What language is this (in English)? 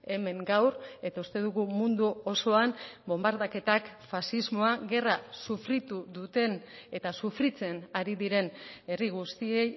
Basque